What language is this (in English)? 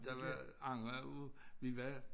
Danish